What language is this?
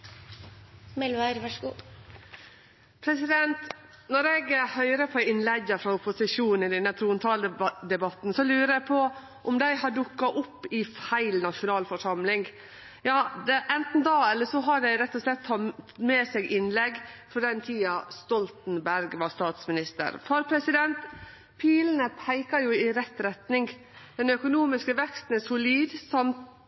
Norwegian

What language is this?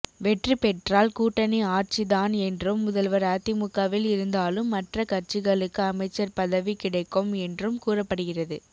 Tamil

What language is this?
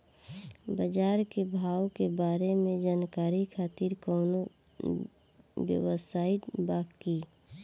Bhojpuri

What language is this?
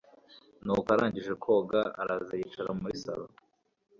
Kinyarwanda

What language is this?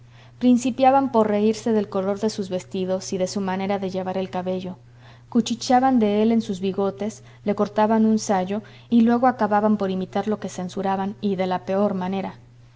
Spanish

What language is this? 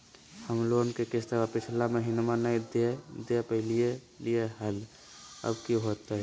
Magahi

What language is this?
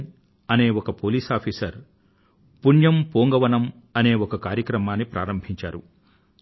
Telugu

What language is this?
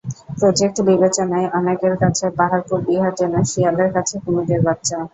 Bangla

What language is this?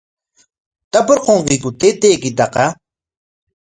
Corongo Ancash Quechua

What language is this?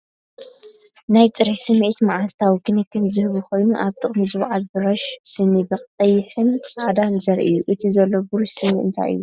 Tigrinya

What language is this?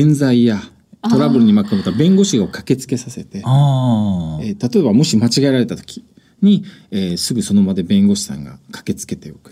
Japanese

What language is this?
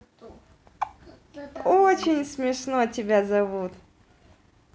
Russian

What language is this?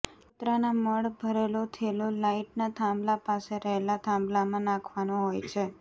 Gujarati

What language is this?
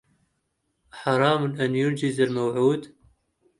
Arabic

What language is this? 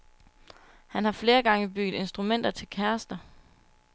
Danish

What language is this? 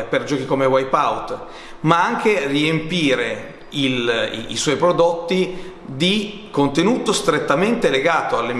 Italian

